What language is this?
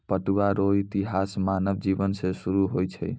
Maithili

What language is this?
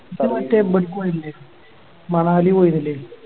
Malayalam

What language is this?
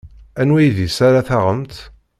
Kabyle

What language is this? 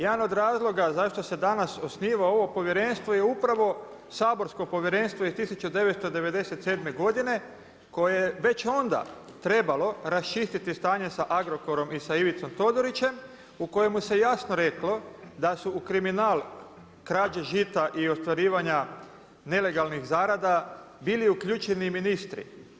Croatian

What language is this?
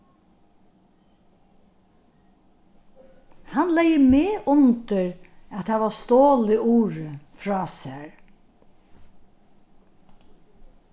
Faroese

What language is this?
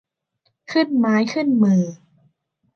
Thai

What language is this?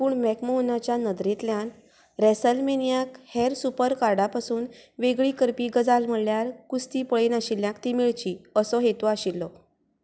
Konkani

